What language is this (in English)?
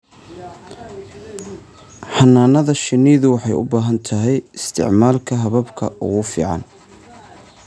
Somali